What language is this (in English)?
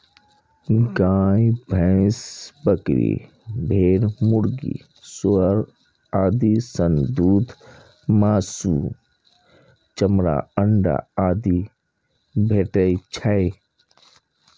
Maithili